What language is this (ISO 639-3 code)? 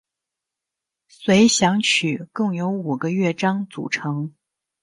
zho